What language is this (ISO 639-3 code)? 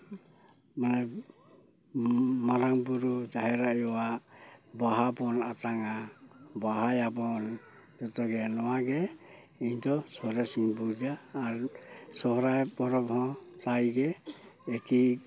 sat